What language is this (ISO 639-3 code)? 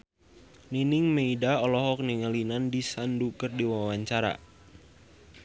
sun